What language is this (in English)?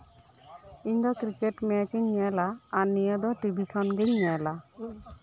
Santali